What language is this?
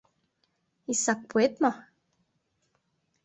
Mari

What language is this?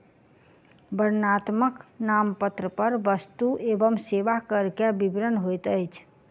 Maithili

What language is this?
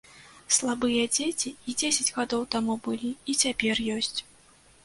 Belarusian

